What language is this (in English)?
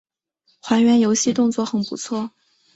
Chinese